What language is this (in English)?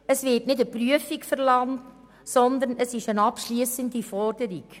Swiss German